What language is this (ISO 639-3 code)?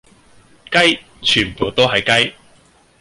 yue